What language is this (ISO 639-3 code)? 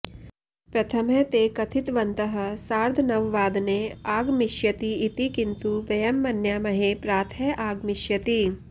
san